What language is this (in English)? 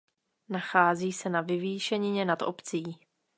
Czech